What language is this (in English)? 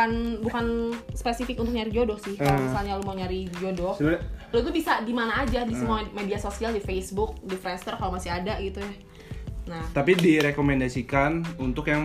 Indonesian